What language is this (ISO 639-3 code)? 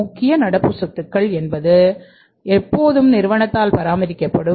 tam